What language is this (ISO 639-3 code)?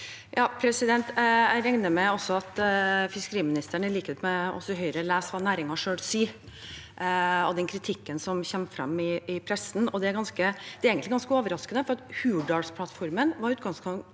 nor